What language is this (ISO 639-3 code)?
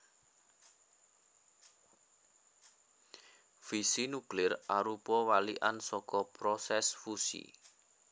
jav